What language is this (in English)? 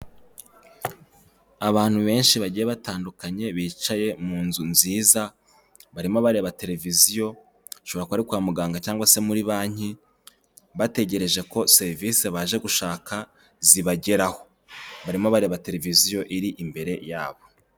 Kinyarwanda